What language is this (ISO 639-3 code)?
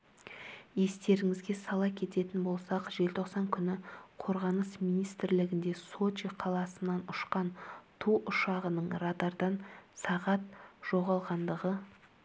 kaz